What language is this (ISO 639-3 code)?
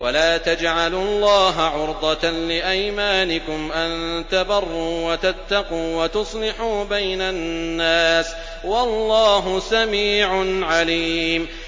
ara